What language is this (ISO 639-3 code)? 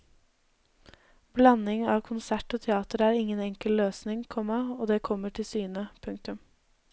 nor